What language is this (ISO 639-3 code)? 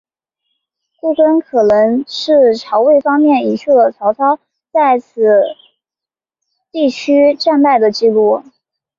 zho